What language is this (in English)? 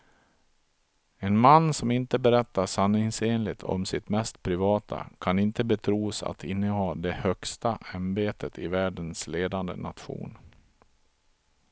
Swedish